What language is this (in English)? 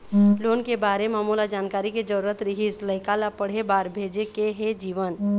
Chhattisgarhi